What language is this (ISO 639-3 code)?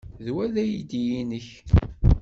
kab